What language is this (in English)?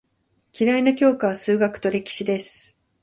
Japanese